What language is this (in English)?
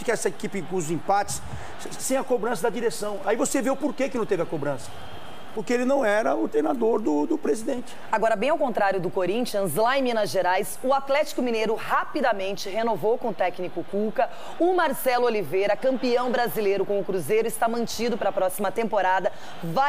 Portuguese